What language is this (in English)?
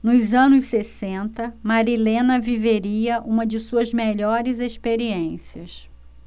Portuguese